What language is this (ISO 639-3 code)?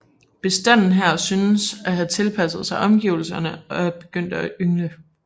dan